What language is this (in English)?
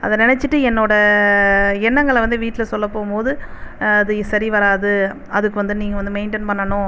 Tamil